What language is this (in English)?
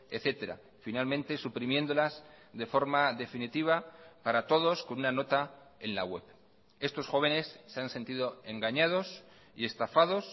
Spanish